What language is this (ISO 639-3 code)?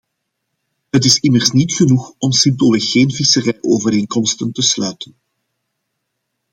nld